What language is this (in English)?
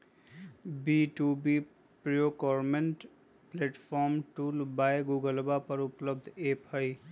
Magahi